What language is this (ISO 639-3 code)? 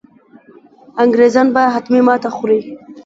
pus